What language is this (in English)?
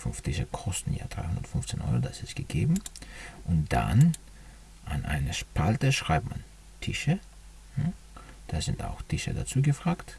German